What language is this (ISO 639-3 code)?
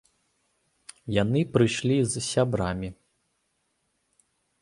bel